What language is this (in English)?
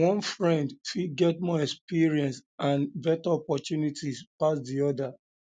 Nigerian Pidgin